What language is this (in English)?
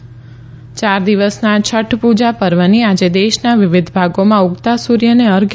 Gujarati